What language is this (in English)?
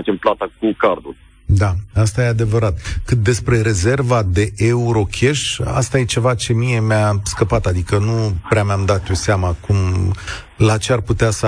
Romanian